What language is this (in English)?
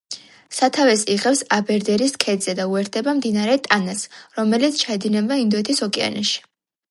Georgian